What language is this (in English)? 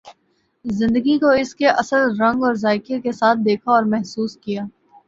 Urdu